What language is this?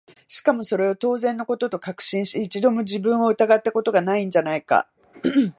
Japanese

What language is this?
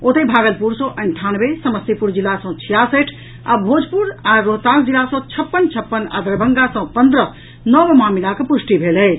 Maithili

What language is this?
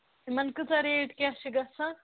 Kashmiri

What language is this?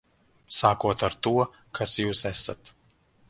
Latvian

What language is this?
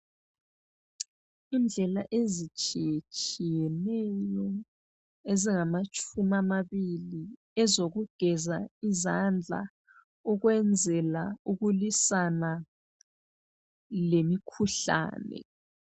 North Ndebele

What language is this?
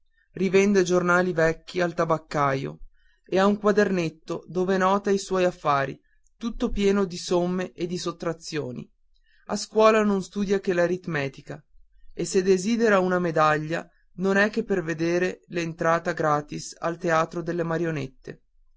Italian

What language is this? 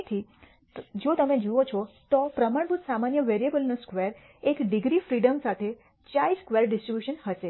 Gujarati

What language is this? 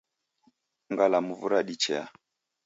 Taita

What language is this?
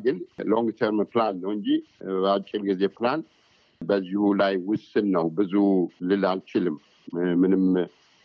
Amharic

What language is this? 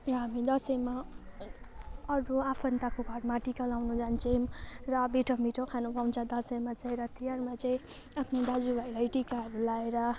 Nepali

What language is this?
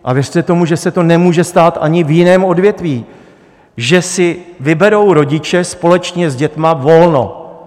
Czech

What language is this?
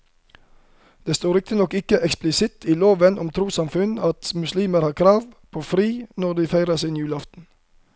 Norwegian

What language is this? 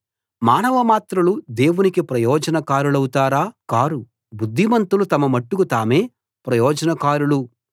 Telugu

